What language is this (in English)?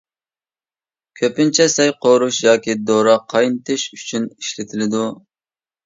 Uyghur